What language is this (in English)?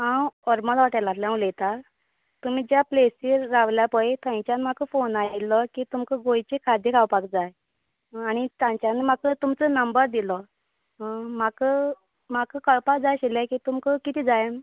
Konkani